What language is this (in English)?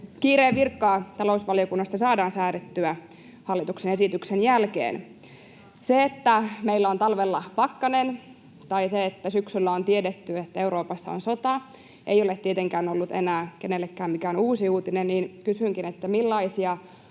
Finnish